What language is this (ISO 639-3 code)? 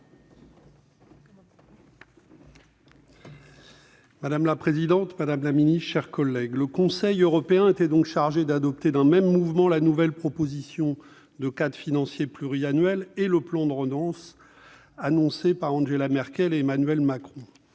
fra